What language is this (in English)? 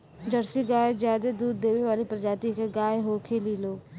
Bhojpuri